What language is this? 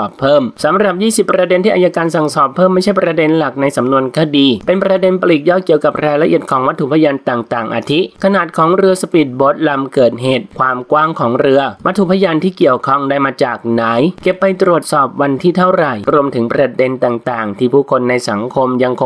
Thai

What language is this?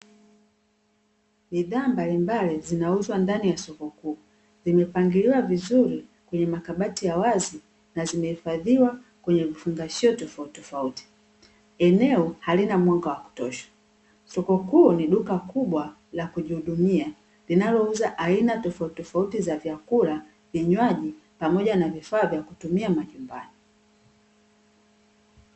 Swahili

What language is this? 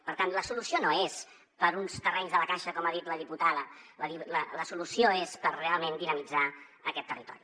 Catalan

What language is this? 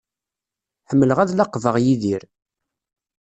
Kabyle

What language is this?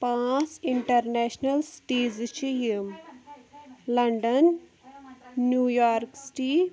Kashmiri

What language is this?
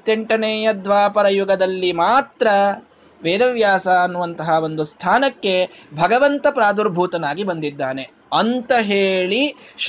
Kannada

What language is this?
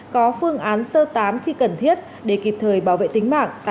Vietnamese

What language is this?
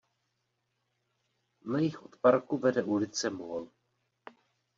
Czech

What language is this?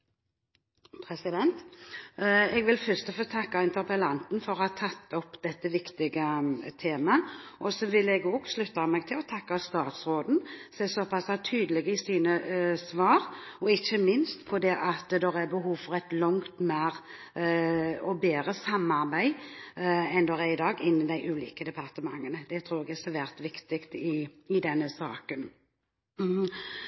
Norwegian Bokmål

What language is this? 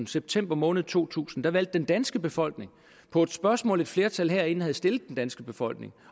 Danish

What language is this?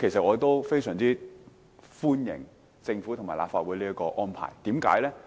Cantonese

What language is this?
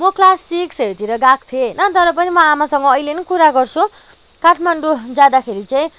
Nepali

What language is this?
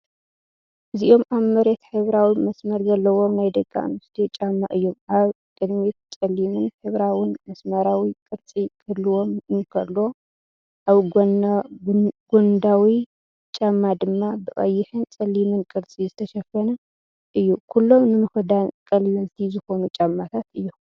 Tigrinya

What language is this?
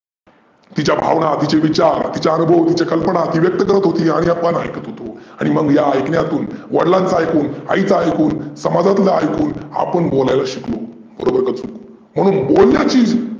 Marathi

